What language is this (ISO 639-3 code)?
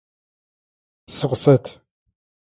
ady